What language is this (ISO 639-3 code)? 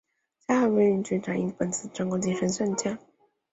zho